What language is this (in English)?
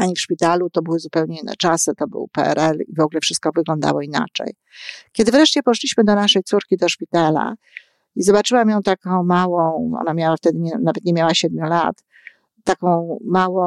Polish